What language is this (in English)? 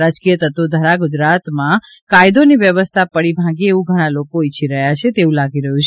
Gujarati